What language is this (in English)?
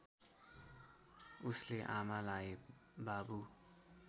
Nepali